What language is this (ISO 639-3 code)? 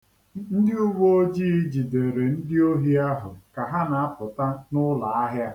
ibo